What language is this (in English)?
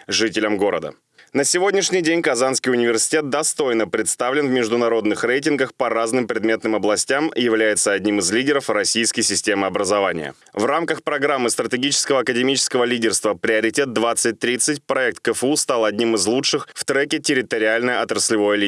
Russian